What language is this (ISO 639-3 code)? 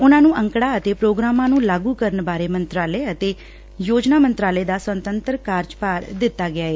pan